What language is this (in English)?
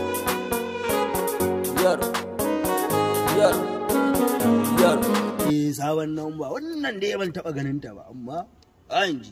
Thai